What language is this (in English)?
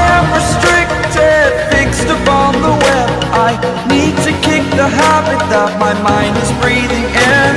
English